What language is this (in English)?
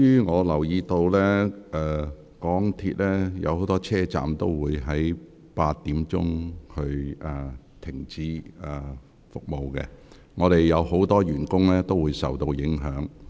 Cantonese